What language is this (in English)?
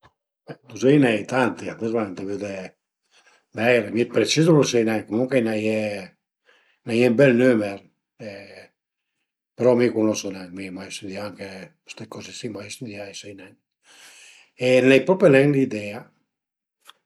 Piedmontese